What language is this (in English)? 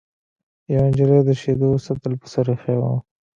Pashto